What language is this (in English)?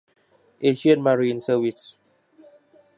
Thai